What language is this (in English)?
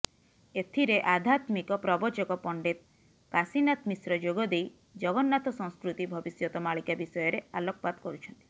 Odia